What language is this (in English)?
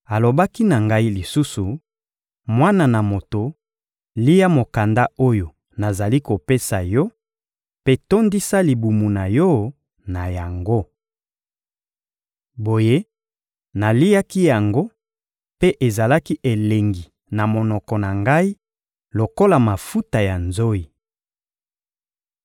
Lingala